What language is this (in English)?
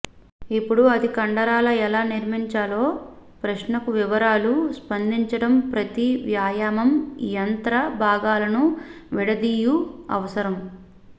Telugu